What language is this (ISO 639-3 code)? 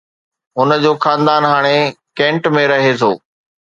snd